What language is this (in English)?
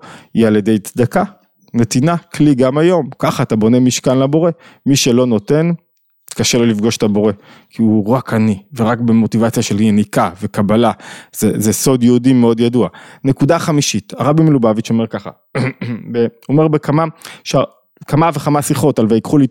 Hebrew